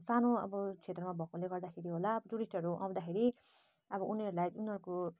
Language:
Nepali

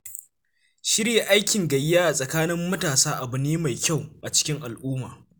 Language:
Hausa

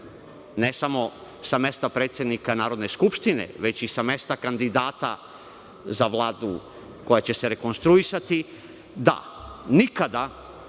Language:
Serbian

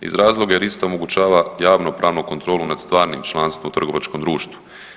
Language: Croatian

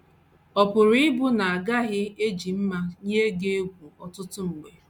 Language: Igbo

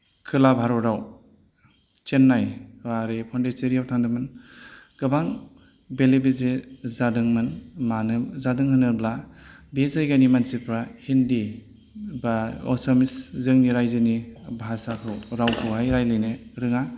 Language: Bodo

